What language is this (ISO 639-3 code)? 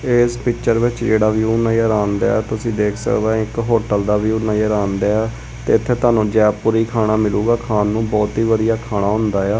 pan